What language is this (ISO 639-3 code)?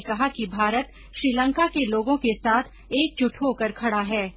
hin